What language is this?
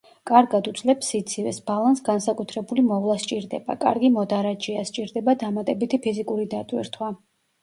Georgian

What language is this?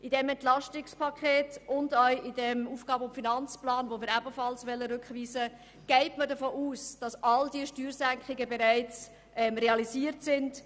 Swiss German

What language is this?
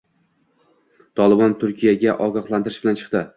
Uzbek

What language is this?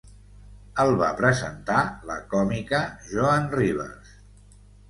Catalan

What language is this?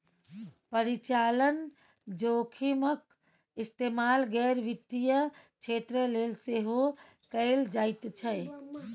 Maithili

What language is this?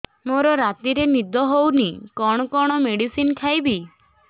Odia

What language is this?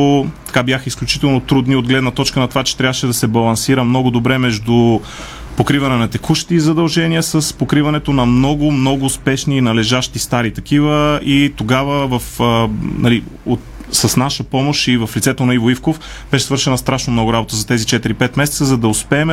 Bulgarian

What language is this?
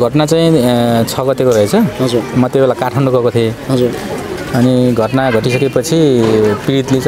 Hindi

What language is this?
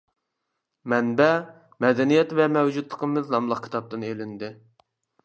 Uyghur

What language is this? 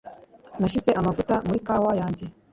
Kinyarwanda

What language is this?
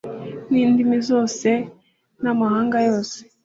Kinyarwanda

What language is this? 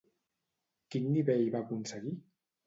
Catalan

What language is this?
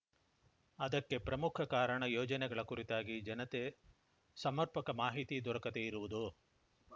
Kannada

